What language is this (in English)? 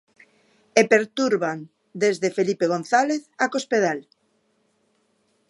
Galician